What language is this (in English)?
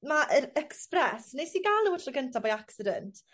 Welsh